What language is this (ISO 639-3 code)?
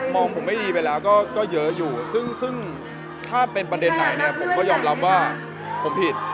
tha